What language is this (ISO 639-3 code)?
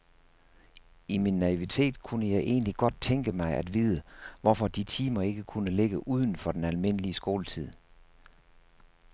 dan